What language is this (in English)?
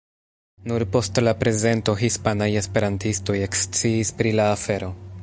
Esperanto